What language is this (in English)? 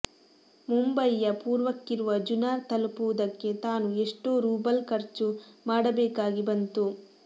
Kannada